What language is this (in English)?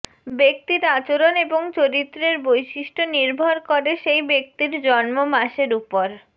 Bangla